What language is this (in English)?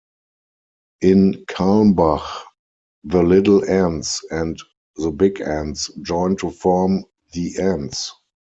English